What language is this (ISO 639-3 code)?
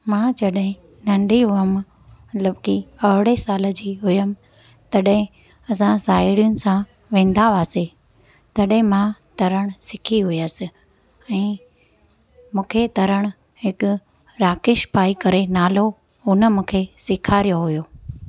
snd